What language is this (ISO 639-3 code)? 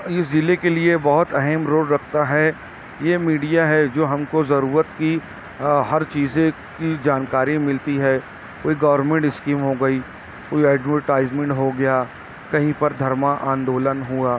urd